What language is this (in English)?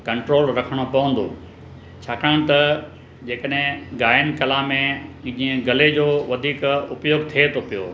Sindhi